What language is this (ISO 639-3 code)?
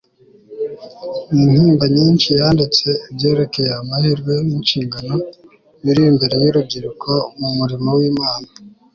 kin